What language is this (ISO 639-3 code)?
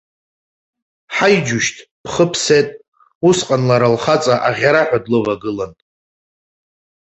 abk